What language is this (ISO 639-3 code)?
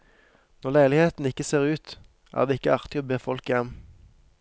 nor